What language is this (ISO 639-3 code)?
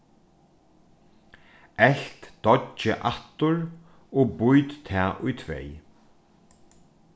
fao